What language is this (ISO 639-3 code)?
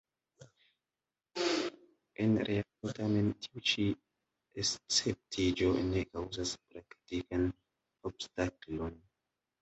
epo